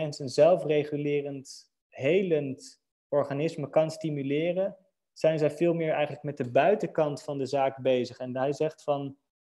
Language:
Dutch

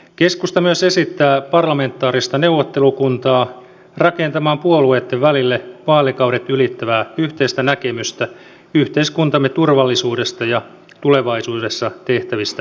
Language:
Finnish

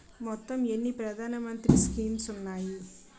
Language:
Telugu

